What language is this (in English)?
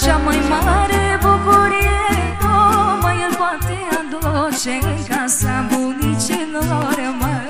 Romanian